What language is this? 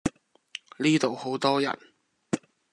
Cantonese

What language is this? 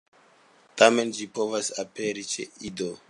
Esperanto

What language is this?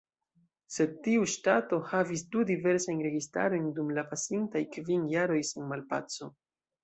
Esperanto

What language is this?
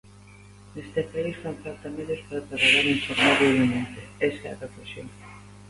Galician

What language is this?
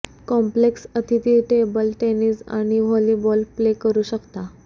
Marathi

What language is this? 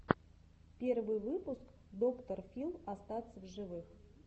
Russian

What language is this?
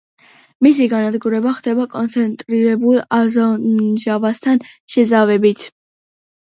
Georgian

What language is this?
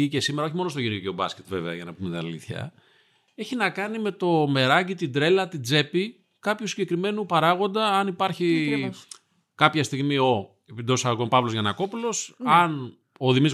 Greek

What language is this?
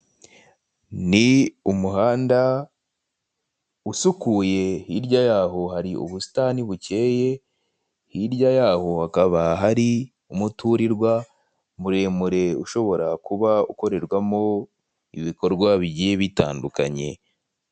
Kinyarwanda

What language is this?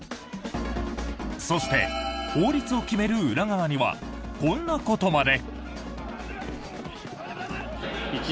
Japanese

